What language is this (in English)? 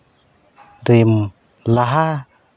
Santali